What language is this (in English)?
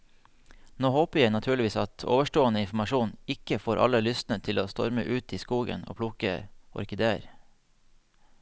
Norwegian